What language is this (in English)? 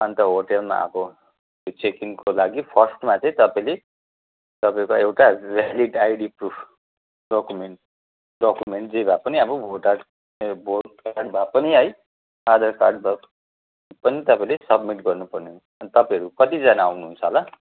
Nepali